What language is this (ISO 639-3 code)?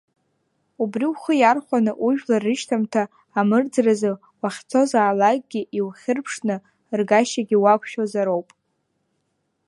abk